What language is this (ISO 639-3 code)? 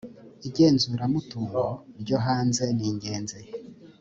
kin